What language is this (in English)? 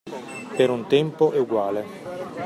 Italian